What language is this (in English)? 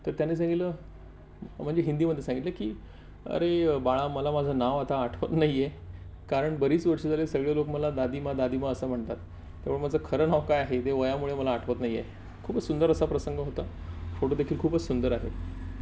Marathi